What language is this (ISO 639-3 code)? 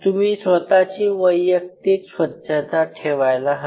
mar